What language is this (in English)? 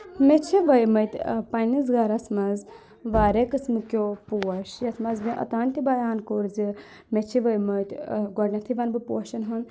Kashmiri